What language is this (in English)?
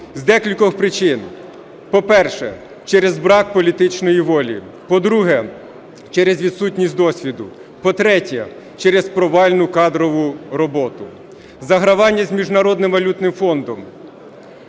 Ukrainian